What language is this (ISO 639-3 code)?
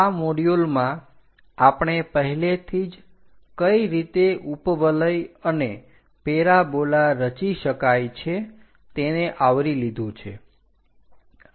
guj